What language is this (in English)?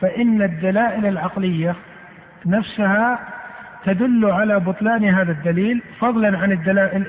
Arabic